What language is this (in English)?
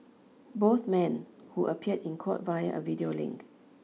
English